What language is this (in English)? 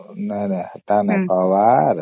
Odia